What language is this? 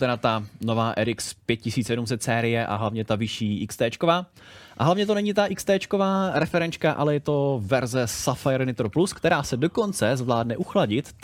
Czech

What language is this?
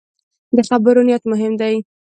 Pashto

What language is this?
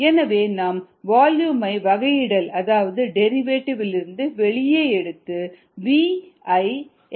Tamil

